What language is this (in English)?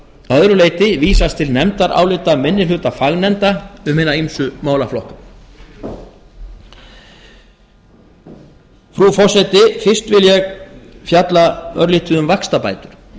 Icelandic